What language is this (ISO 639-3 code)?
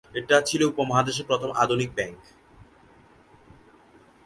ben